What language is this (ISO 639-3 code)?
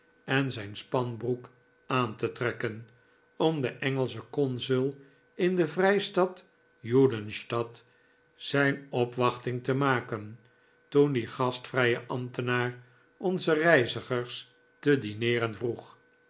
nld